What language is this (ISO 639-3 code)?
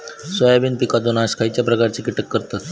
mar